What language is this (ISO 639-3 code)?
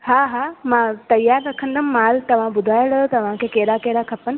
snd